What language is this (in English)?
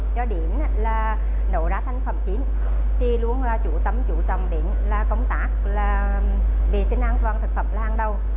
Vietnamese